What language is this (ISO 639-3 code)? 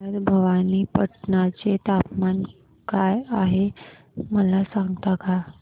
mar